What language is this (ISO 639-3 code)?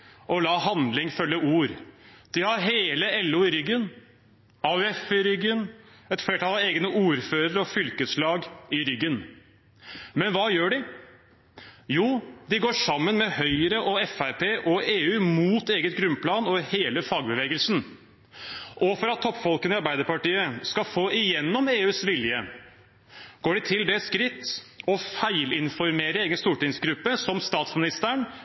nob